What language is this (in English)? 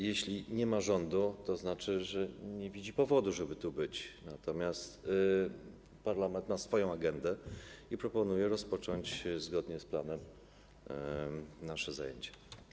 Polish